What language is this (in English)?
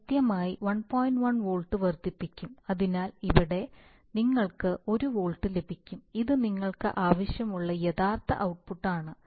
Malayalam